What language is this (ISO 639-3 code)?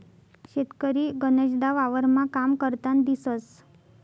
mar